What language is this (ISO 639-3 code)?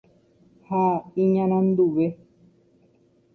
grn